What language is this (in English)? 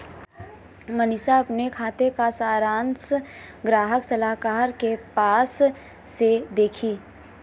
Hindi